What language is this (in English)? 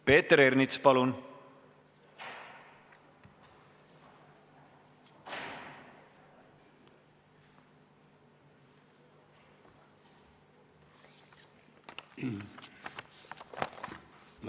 Estonian